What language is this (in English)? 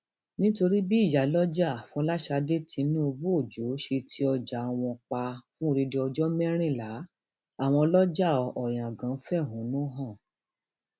Yoruba